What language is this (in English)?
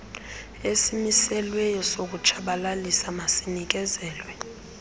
Xhosa